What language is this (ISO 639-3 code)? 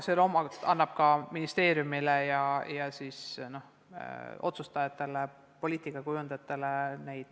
est